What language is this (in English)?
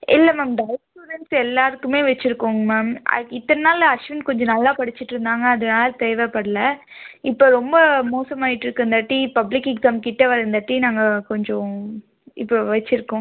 Tamil